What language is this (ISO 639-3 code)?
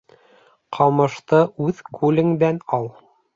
bak